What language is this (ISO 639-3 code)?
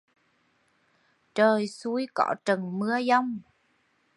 vie